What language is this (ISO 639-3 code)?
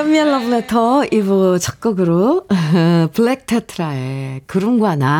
kor